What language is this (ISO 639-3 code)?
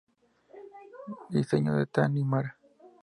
spa